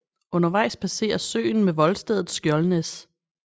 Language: Danish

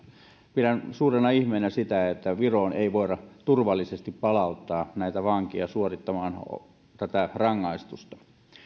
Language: Finnish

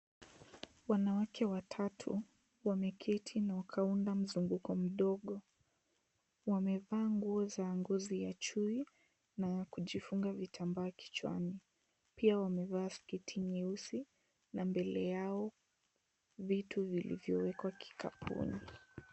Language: Swahili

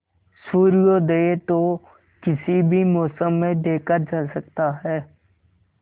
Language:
Hindi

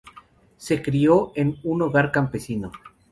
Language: Spanish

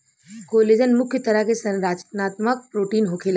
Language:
Bhojpuri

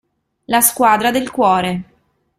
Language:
Italian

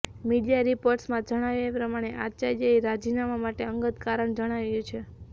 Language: Gujarati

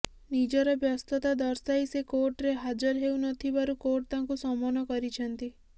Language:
Odia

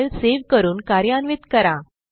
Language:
Marathi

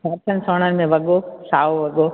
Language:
Sindhi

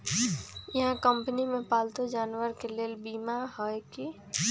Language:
Magahi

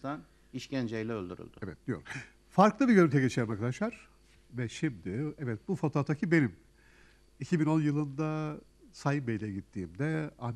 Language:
Turkish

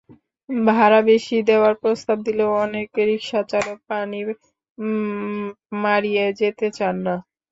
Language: Bangla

